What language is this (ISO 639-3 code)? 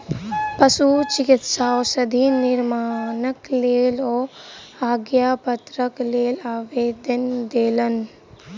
mai